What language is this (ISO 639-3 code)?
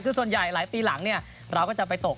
tha